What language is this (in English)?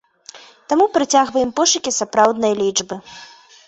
Belarusian